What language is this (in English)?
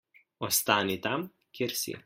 Slovenian